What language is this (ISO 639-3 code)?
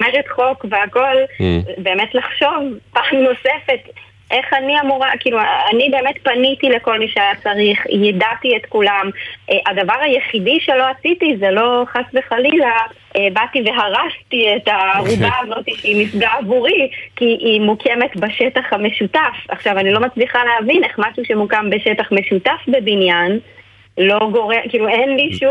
heb